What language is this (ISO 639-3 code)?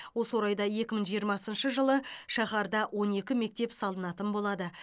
kaz